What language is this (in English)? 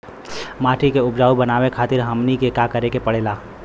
Bhojpuri